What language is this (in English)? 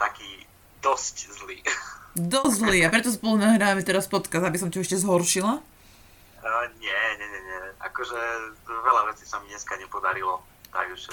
Slovak